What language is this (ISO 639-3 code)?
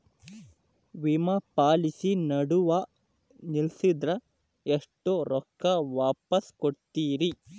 kan